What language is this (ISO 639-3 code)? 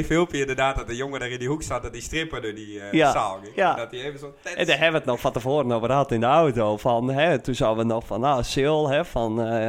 nld